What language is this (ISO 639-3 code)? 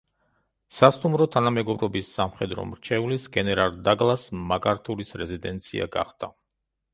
kat